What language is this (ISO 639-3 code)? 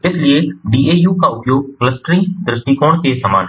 hin